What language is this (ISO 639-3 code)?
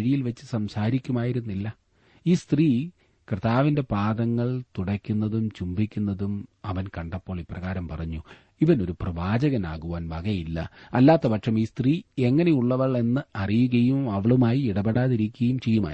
mal